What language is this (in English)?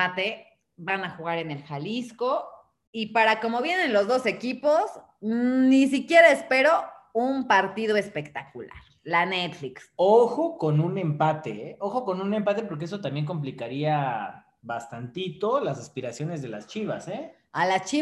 Spanish